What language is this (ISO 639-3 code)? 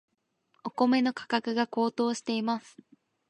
jpn